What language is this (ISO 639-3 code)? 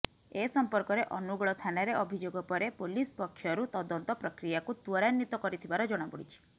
ori